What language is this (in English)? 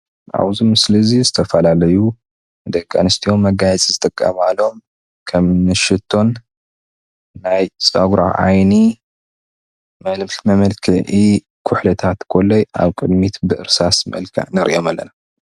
Tigrinya